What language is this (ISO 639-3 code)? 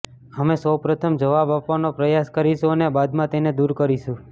guj